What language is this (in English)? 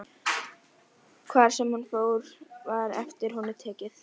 Icelandic